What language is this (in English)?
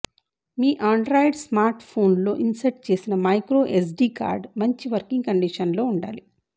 Telugu